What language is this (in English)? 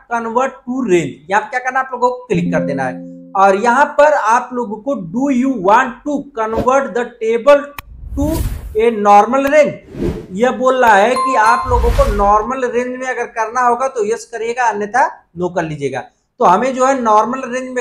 Hindi